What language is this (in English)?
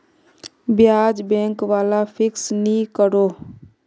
Magahi